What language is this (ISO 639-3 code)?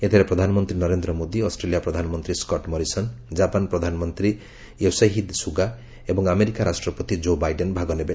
ori